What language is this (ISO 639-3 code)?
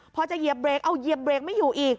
tha